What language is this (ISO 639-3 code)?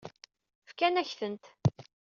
kab